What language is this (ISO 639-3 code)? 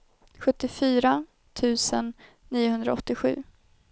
swe